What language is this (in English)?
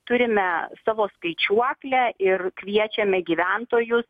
Lithuanian